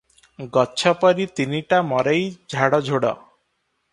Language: Odia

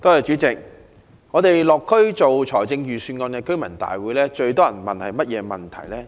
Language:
Cantonese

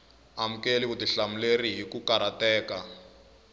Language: Tsonga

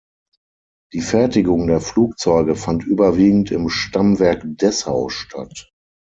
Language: German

